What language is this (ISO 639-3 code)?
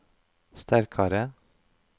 nor